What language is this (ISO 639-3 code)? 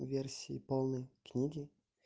rus